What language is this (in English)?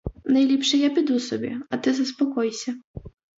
Ukrainian